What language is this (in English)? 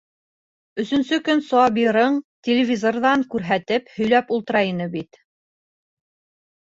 Bashkir